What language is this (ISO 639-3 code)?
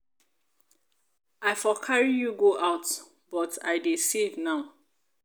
pcm